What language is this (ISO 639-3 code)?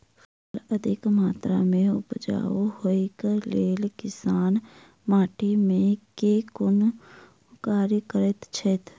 mai